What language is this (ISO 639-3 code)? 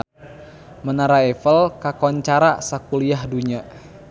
sun